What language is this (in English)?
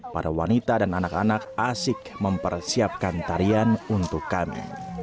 Indonesian